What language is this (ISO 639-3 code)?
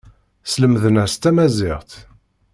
kab